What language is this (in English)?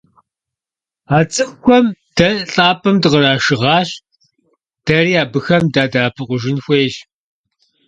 Kabardian